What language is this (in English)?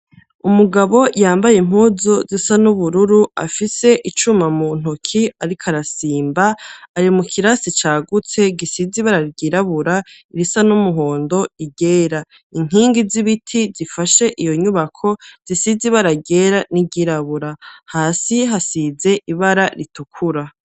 Rundi